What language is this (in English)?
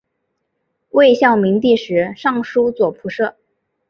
Chinese